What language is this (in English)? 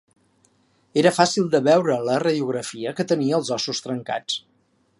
Catalan